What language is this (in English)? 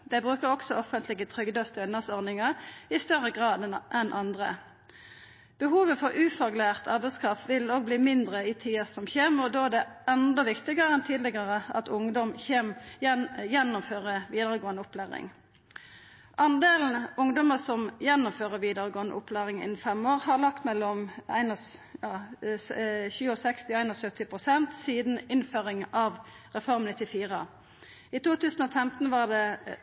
Norwegian Nynorsk